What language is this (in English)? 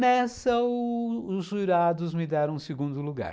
Portuguese